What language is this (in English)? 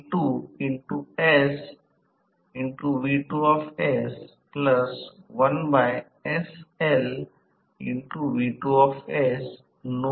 Marathi